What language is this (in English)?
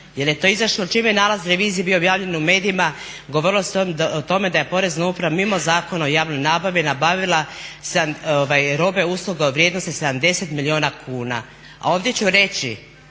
Croatian